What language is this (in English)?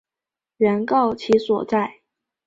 Chinese